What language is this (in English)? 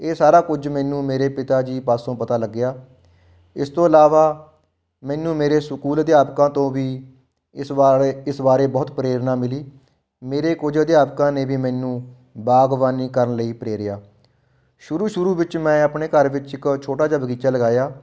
Punjabi